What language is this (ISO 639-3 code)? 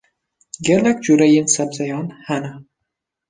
kur